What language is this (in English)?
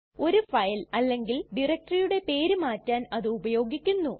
Malayalam